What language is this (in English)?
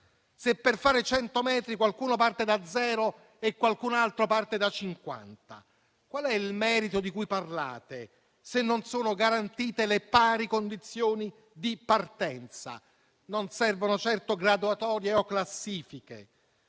Italian